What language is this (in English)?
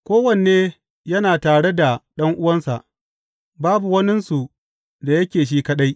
Hausa